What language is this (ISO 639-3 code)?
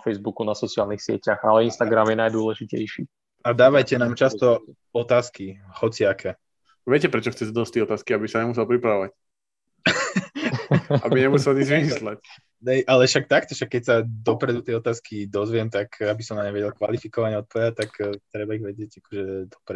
slk